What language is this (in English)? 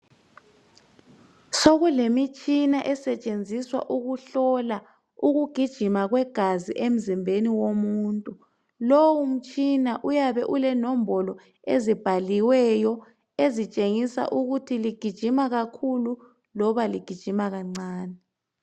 North Ndebele